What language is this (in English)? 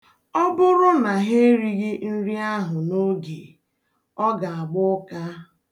Igbo